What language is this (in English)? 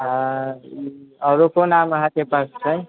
Maithili